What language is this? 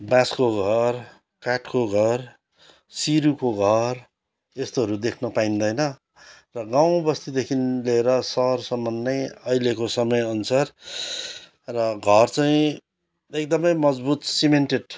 Nepali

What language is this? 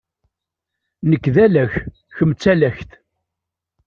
Kabyle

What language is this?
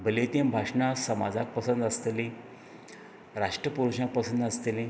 Konkani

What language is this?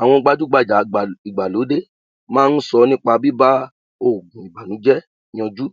Yoruba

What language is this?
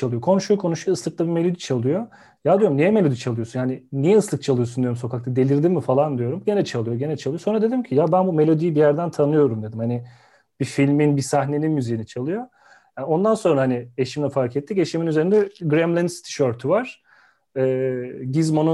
Turkish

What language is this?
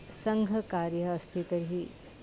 Sanskrit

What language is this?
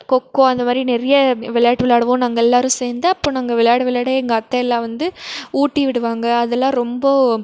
Tamil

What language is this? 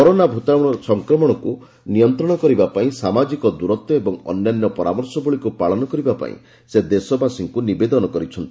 Odia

